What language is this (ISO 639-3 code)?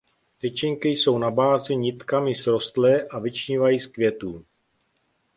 ces